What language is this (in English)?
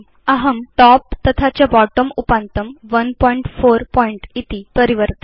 Sanskrit